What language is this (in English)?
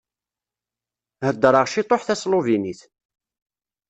Kabyle